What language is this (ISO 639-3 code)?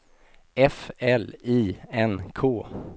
swe